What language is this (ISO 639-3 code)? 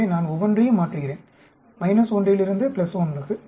tam